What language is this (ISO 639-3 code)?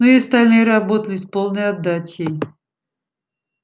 rus